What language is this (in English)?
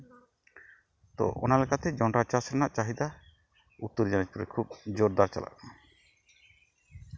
Santali